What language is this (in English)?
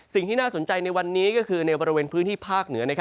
Thai